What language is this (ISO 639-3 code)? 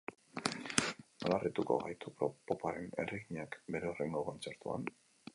eus